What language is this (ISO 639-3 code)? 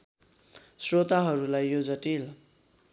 nep